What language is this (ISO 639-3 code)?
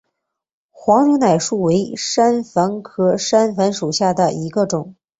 zho